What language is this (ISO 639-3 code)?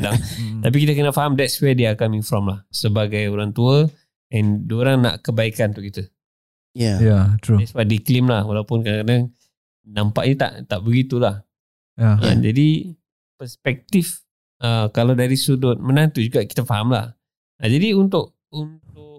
msa